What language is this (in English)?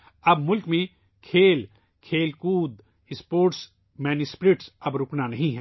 Urdu